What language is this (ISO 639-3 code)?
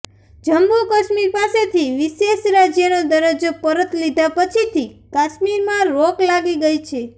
guj